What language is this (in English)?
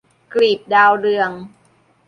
Thai